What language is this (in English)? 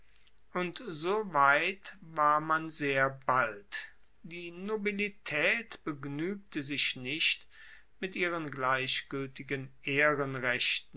German